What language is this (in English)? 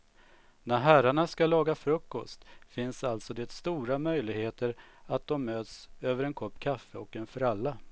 Swedish